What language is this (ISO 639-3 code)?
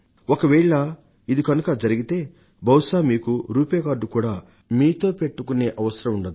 tel